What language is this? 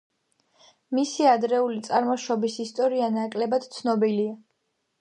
Georgian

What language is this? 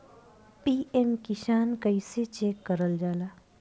Bhojpuri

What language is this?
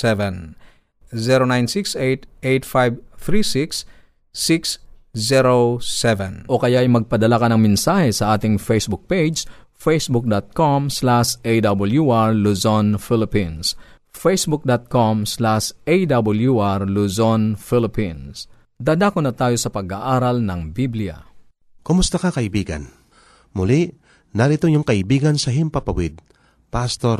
Filipino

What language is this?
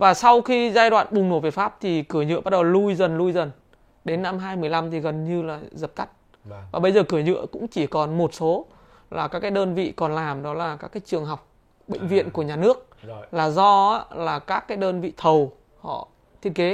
Vietnamese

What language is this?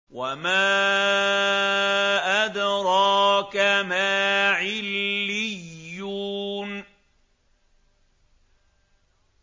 Arabic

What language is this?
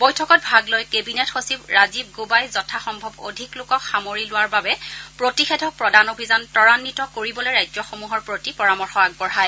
Assamese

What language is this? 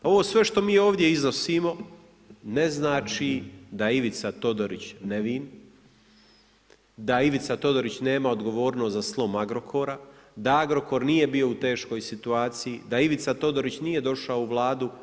Croatian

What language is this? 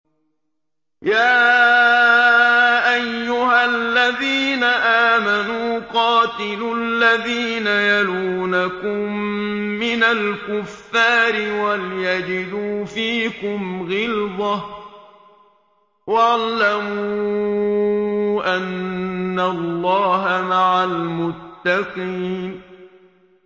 Arabic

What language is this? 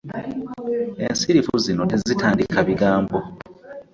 Ganda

